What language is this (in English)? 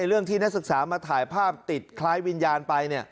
Thai